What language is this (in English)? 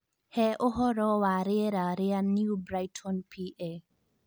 Kikuyu